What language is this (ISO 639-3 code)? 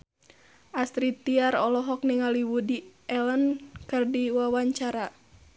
sun